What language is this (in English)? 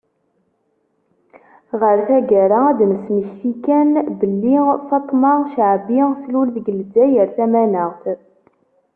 Kabyle